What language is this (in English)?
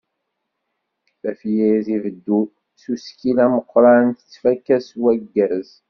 Kabyle